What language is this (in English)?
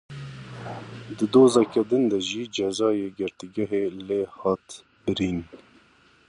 Kurdish